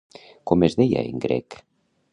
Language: Catalan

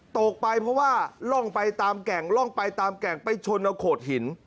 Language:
Thai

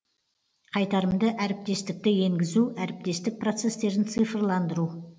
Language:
Kazakh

